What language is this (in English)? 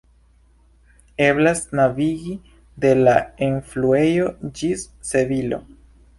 Esperanto